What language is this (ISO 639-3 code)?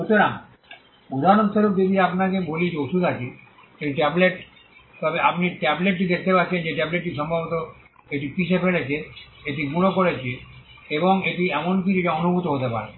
ben